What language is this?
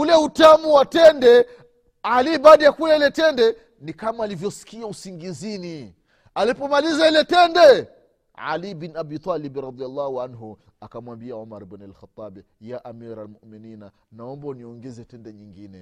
Swahili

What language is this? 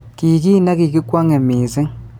Kalenjin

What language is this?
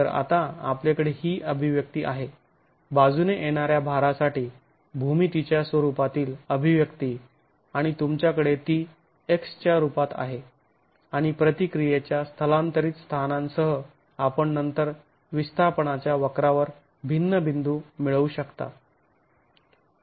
Marathi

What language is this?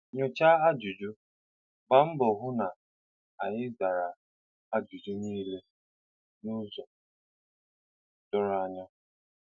Igbo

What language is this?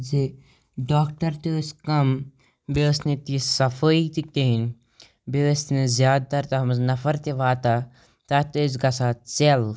Kashmiri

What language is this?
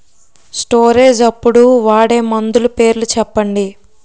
Telugu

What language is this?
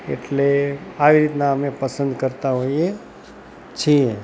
Gujarati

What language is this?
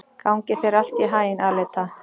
Icelandic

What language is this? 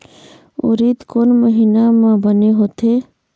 Chhattisgarhi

